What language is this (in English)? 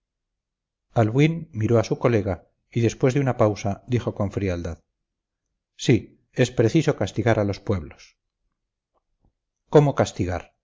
Spanish